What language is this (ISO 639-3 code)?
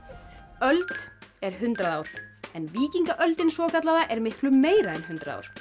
isl